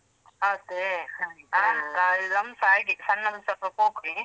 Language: Kannada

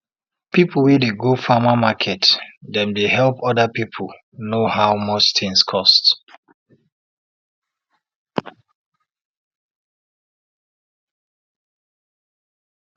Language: Nigerian Pidgin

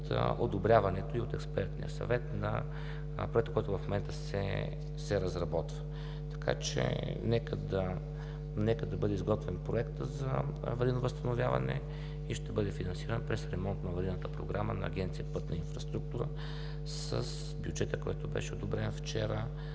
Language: Bulgarian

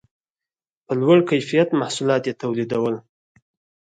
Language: Pashto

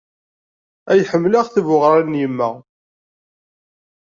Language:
Kabyle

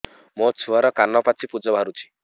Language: Odia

